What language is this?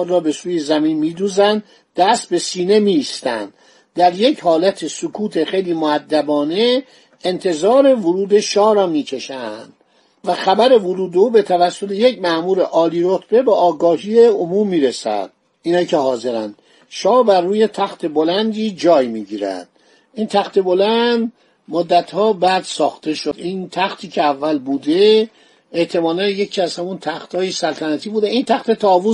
Persian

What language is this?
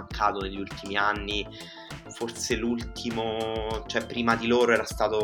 Italian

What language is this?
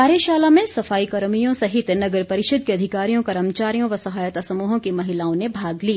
Hindi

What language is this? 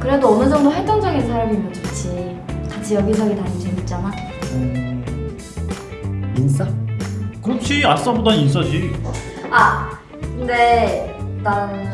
Korean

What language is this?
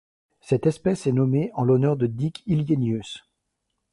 French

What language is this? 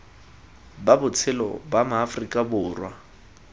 Tswana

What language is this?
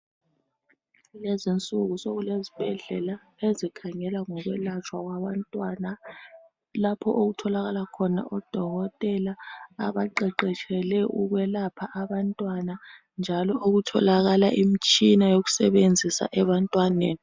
North Ndebele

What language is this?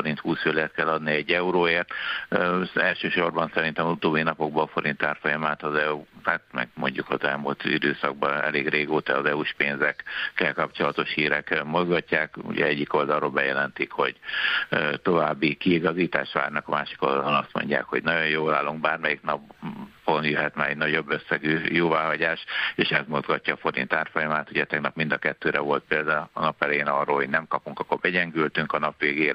Hungarian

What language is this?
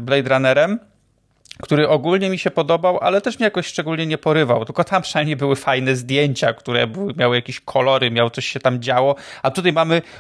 Polish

